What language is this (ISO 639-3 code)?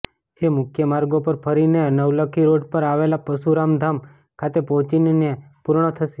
guj